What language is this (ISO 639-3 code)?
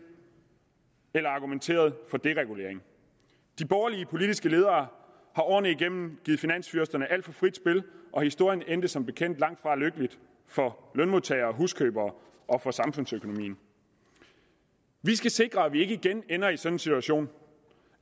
dan